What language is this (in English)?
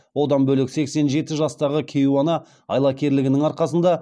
Kazakh